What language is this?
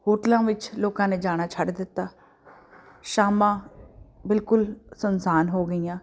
Punjabi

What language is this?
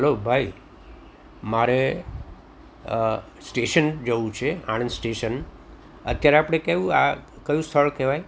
Gujarati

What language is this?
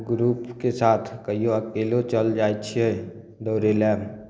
Maithili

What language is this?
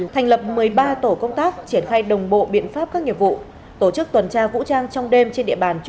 Vietnamese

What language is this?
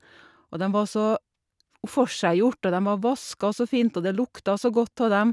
Norwegian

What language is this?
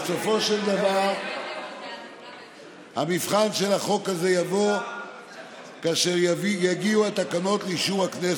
Hebrew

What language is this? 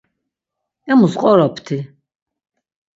Laz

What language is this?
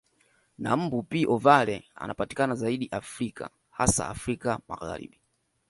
Swahili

